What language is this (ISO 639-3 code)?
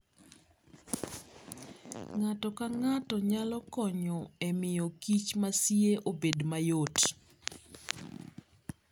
luo